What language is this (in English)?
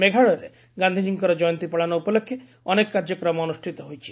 Odia